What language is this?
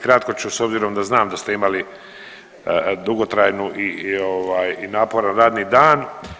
Croatian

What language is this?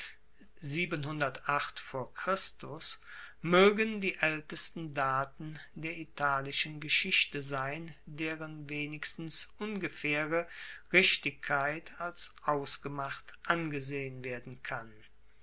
German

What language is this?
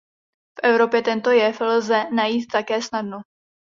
Czech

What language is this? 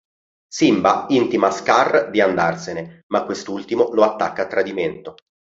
Italian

